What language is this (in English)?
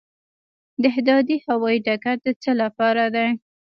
Pashto